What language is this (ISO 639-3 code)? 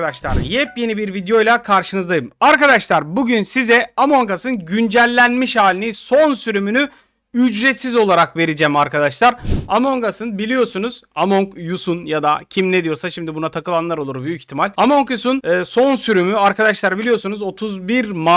tur